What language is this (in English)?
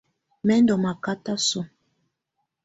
Tunen